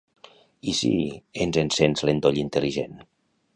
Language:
Catalan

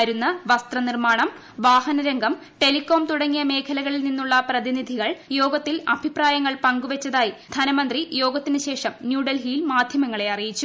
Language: Malayalam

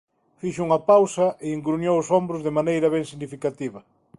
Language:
Galician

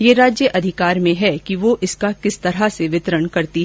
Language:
Hindi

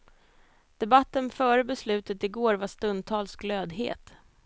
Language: Swedish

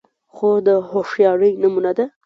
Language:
Pashto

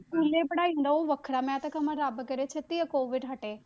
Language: Punjabi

